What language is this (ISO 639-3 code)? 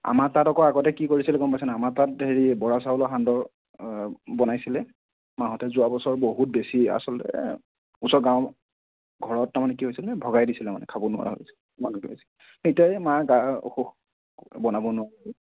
asm